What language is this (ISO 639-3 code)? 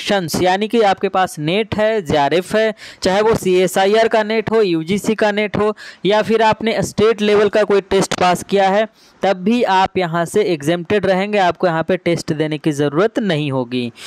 hin